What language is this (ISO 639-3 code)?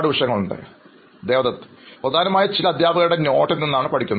mal